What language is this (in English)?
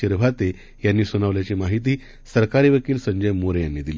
Marathi